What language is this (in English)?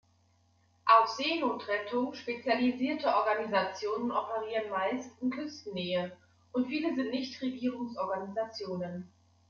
German